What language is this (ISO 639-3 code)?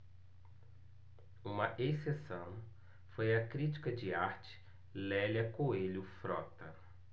por